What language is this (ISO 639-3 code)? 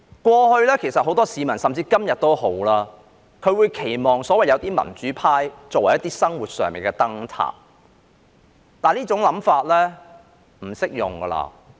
yue